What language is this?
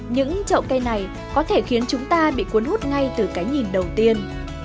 Vietnamese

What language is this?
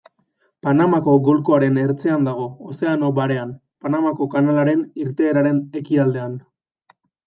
Basque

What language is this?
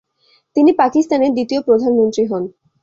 Bangla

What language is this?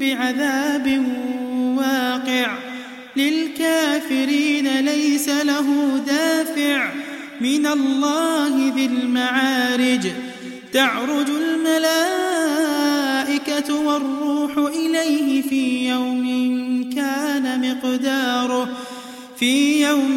Arabic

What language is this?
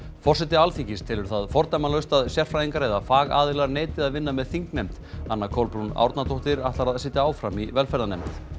Icelandic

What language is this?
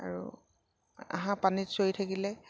Assamese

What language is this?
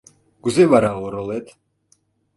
Mari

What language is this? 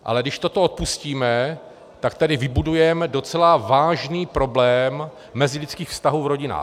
Czech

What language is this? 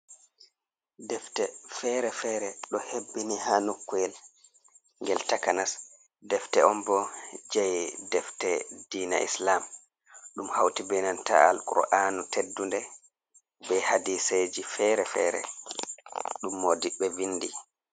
Fula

